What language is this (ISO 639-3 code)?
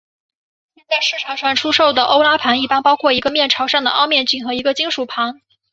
zho